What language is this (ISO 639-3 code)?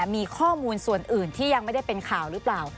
tha